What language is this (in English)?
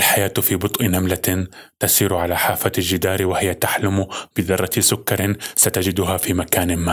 Arabic